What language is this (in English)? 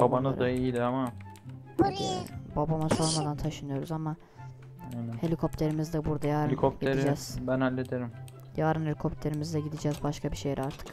Turkish